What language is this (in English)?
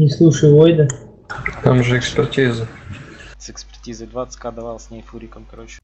Russian